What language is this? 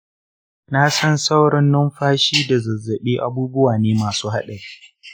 Hausa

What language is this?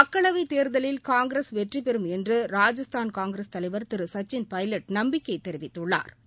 Tamil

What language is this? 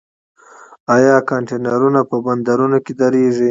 Pashto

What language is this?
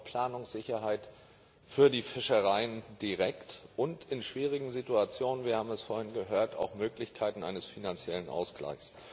German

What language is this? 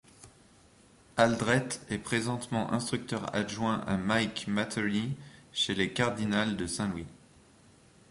French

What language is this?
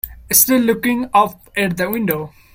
English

